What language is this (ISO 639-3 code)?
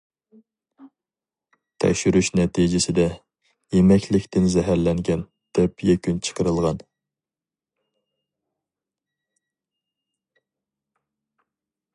uig